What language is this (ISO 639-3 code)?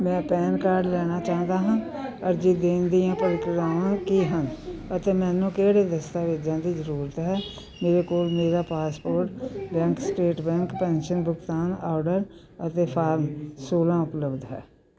pan